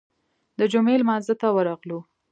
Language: Pashto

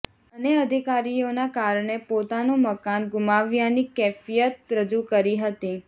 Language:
Gujarati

